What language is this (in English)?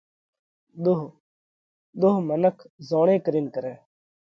Parkari Koli